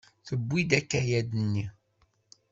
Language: Kabyle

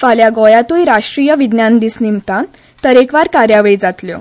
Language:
Konkani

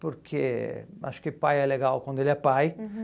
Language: Portuguese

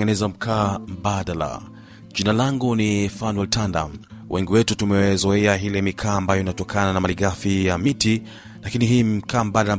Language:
Swahili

